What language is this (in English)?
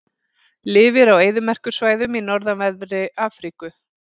Icelandic